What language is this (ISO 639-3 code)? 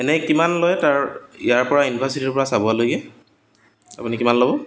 asm